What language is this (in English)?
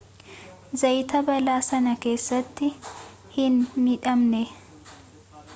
Oromo